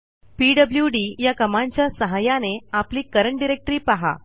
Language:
Marathi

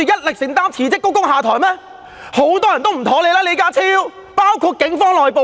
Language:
Cantonese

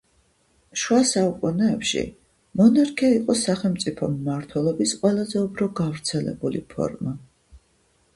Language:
Georgian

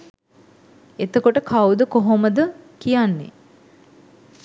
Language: Sinhala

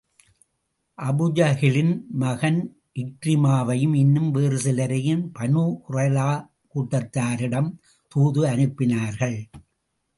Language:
Tamil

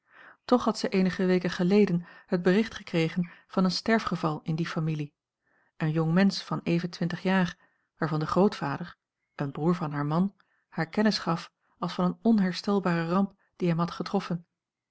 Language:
Dutch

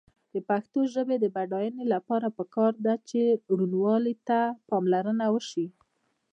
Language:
Pashto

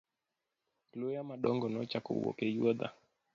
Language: Luo (Kenya and Tanzania)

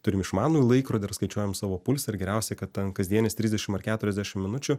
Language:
Lithuanian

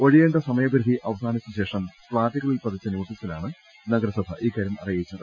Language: Malayalam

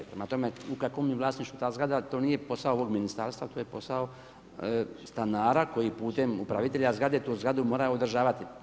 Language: Croatian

